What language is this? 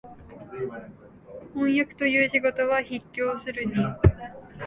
Japanese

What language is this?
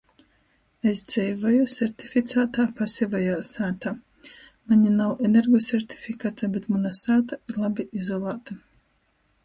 Latgalian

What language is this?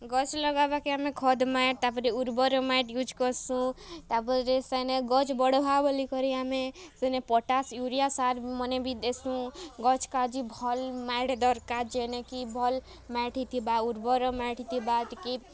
Odia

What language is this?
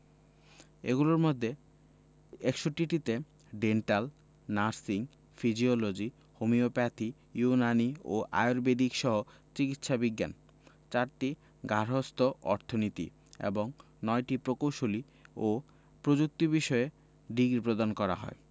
Bangla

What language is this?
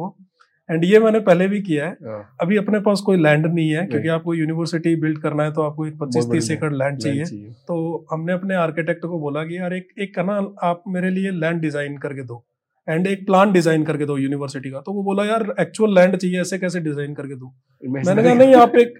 Hindi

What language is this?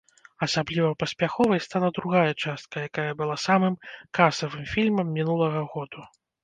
Belarusian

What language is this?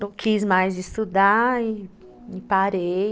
Portuguese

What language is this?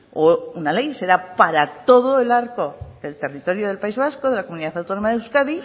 Spanish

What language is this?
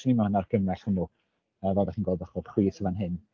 Welsh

